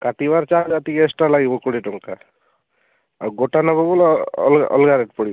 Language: Odia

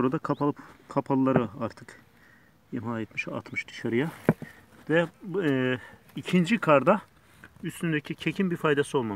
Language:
Turkish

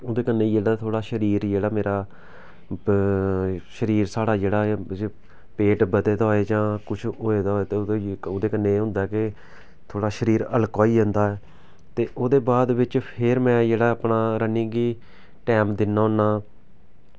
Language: Dogri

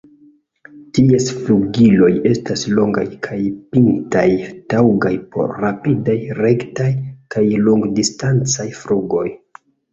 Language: Esperanto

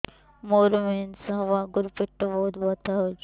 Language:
Odia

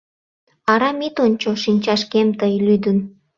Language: Mari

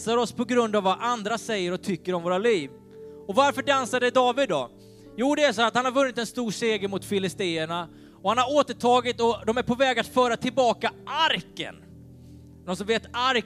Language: Swedish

